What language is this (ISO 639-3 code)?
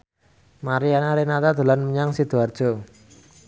jav